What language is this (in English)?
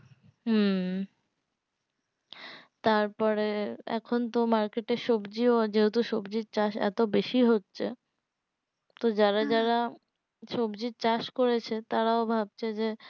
Bangla